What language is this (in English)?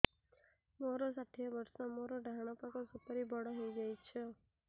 Odia